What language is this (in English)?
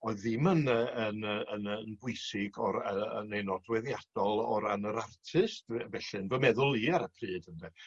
Welsh